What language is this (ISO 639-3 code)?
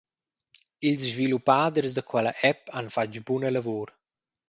roh